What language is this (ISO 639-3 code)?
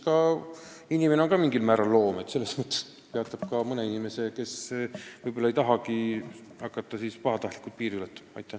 est